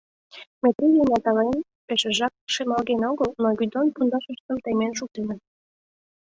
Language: Mari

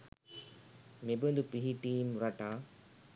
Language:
Sinhala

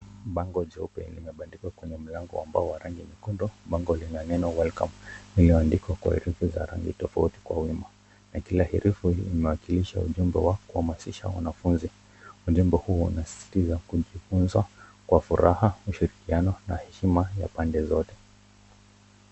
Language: Swahili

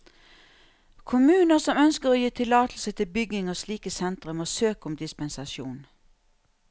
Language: Norwegian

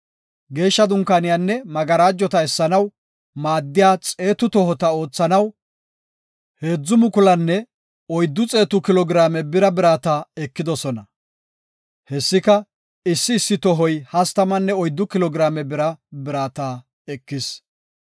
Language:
Gofa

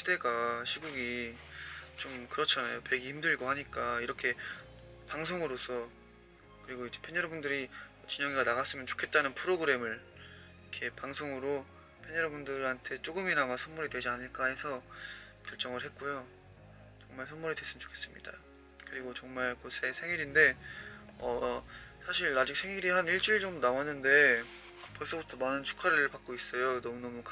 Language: Korean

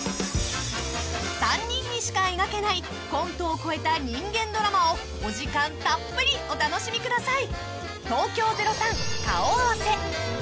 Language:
Japanese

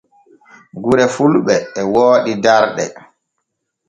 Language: Borgu Fulfulde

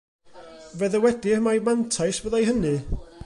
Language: Welsh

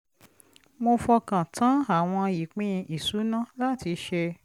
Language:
Yoruba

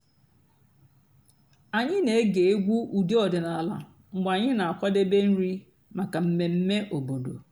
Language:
Igbo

